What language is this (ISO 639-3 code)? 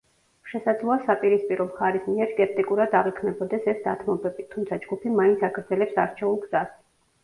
kat